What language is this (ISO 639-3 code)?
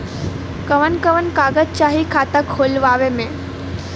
bho